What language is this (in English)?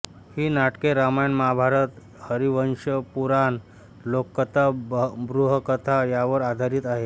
Marathi